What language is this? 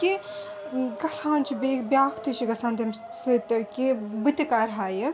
Kashmiri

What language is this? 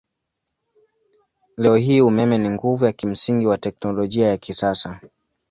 Swahili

